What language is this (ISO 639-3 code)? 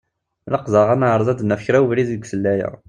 kab